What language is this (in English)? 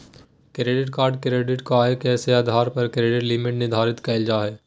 Magahi